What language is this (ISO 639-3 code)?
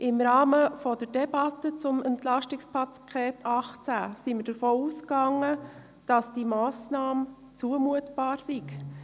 gsw